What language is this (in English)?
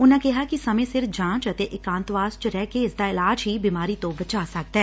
Punjabi